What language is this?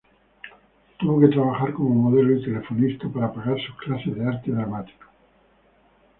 Spanish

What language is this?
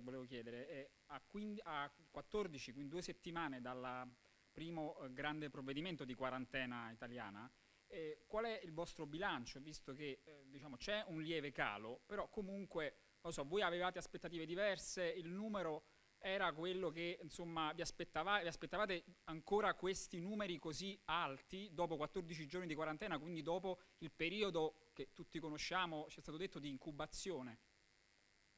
Italian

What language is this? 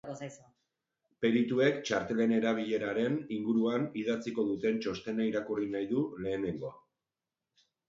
Basque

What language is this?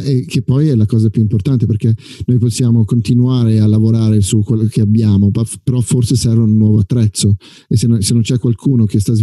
Italian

